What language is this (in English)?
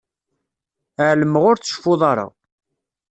Kabyle